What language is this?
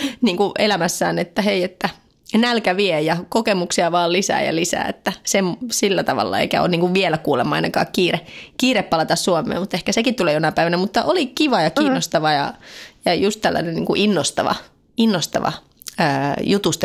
Finnish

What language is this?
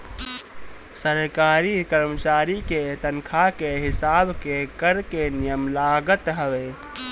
Bhojpuri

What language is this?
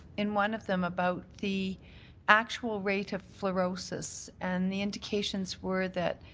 English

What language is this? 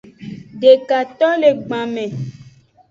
Aja (Benin)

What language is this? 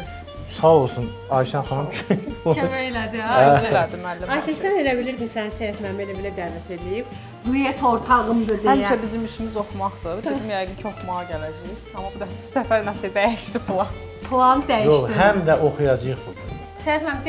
Turkish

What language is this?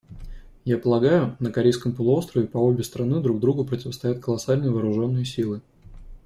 Russian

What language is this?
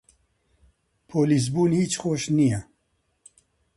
Central Kurdish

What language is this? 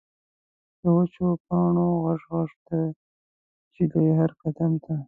Pashto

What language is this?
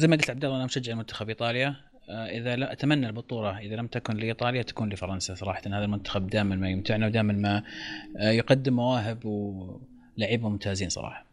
Arabic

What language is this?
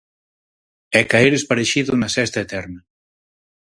Galician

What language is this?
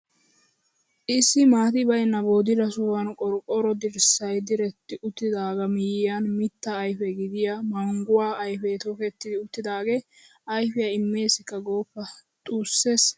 Wolaytta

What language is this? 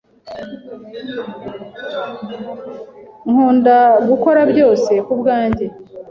Kinyarwanda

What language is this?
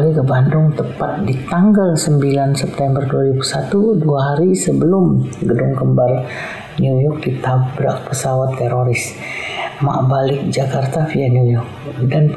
Indonesian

